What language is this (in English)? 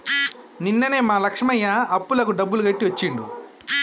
Telugu